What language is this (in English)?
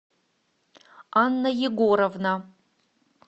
Russian